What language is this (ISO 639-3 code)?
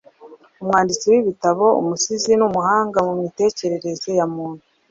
kin